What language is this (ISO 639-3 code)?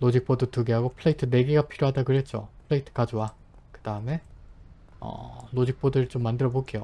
kor